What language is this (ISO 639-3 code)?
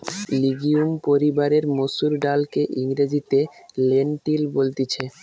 ben